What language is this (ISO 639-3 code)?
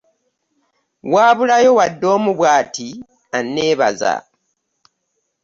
lug